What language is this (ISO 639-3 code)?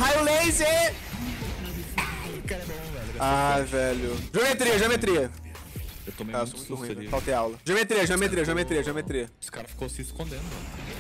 por